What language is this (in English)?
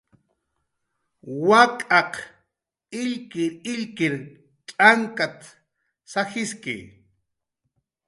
Jaqaru